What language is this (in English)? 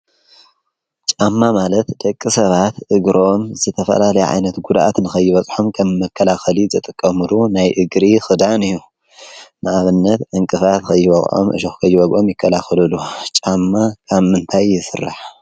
Tigrinya